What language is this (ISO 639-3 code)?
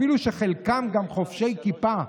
heb